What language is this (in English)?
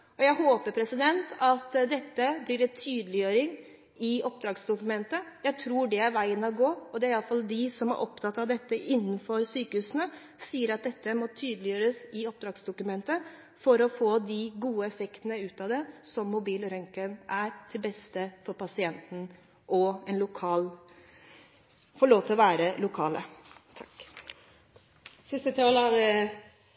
Norwegian Bokmål